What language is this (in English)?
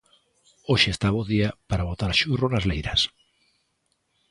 Galician